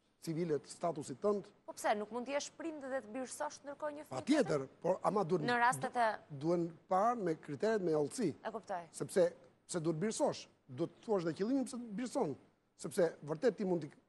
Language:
Greek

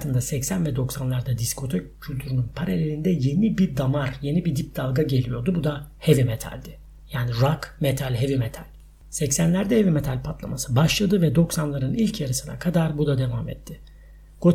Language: Turkish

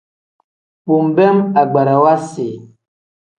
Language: Tem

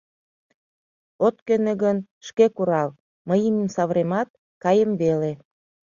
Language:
Mari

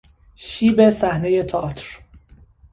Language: Persian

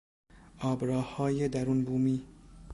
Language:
Persian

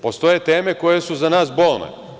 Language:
Serbian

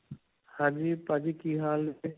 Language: Punjabi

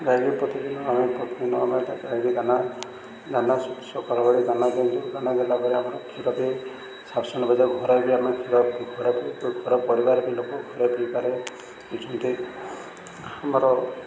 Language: Odia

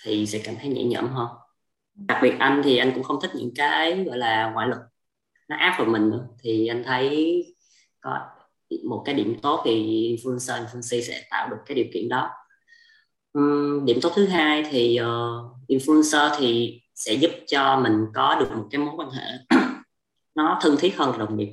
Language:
Vietnamese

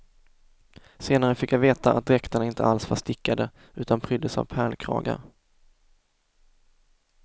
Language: Swedish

